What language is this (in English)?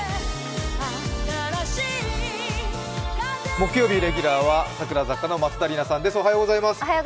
Japanese